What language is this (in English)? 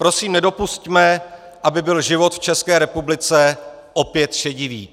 Czech